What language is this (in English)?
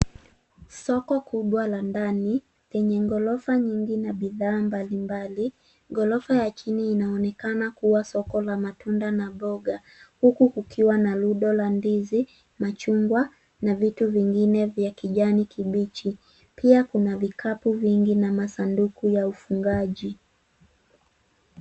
Swahili